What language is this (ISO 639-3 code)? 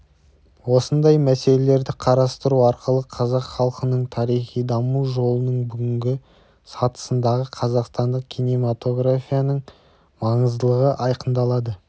kaz